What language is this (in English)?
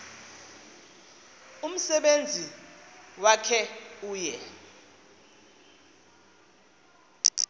Xhosa